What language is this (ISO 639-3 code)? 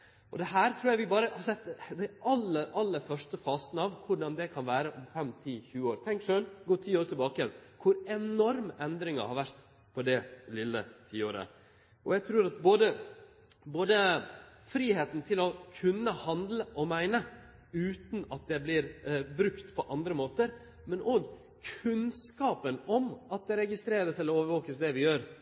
nno